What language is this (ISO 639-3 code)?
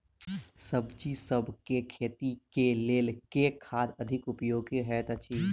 mai